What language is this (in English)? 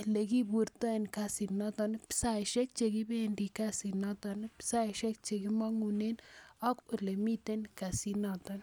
Kalenjin